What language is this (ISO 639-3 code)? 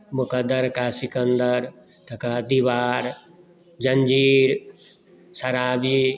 mai